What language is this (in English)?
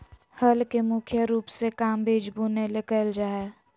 Magahi